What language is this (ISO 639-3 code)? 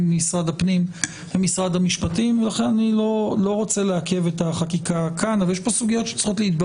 heb